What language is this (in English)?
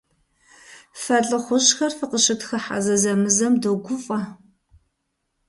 Kabardian